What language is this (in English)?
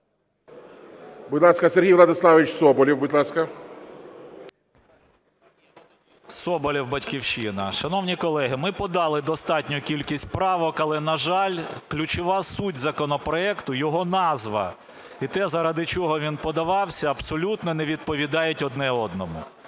Ukrainian